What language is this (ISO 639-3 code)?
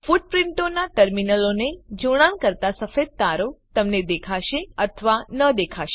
guj